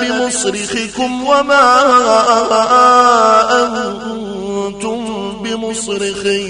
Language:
Arabic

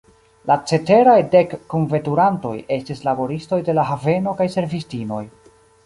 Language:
Esperanto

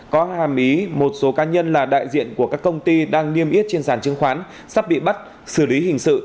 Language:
Vietnamese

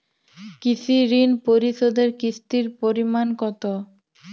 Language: Bangla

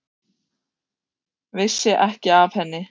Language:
Icelandic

